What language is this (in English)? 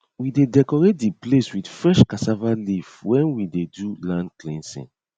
Nigerian Pidgin